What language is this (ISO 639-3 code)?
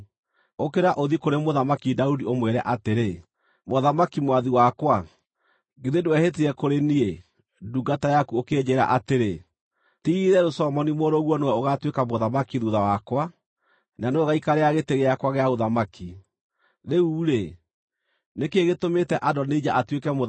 kik